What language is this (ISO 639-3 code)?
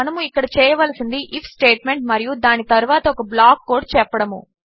tel